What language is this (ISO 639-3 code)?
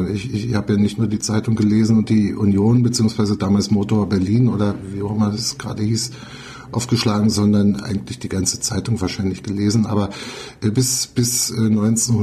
deu